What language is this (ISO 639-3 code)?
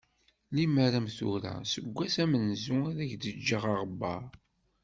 kab